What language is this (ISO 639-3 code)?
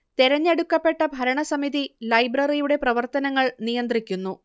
mal